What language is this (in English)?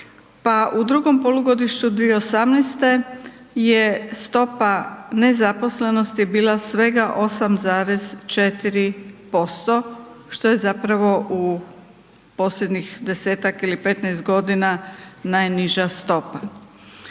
Croatian